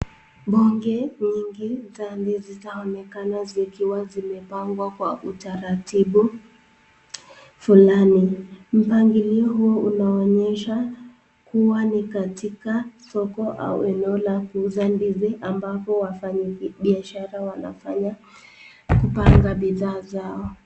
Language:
Swahili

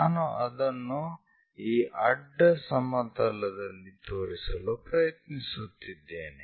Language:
Kannada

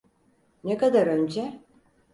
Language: Turkish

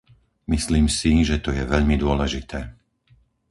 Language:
Slovak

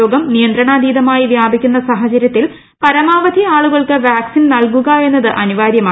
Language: Malayalam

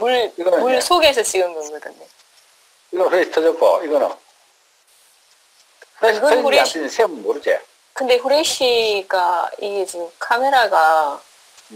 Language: Korean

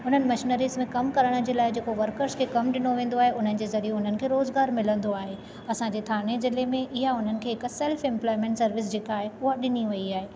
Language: Sindhi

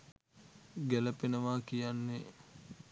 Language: Sinhala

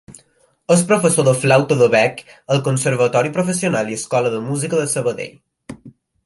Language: Catalan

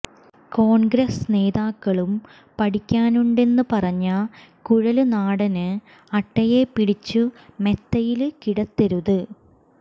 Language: Malayalam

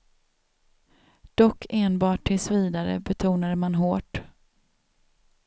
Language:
Swedish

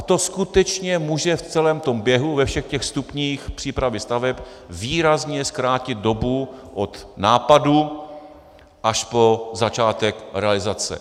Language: Czech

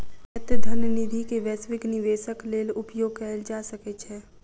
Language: Maithili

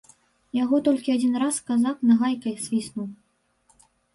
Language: Belarusian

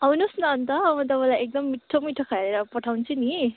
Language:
Nepali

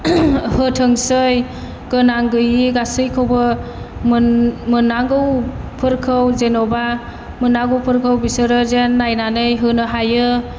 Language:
Bodo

